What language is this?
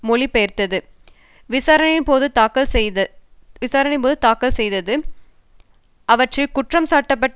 Tamil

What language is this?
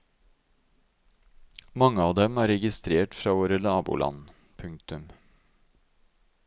Norwegian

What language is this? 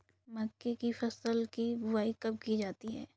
Hindi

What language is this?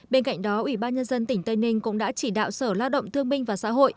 Vietnamese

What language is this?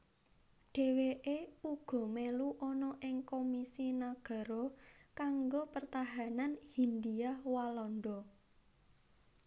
Javanese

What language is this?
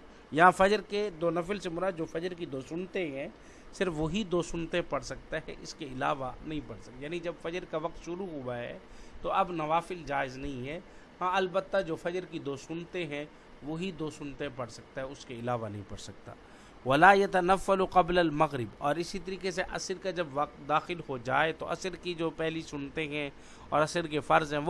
Urdu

